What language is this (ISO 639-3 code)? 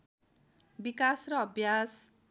nep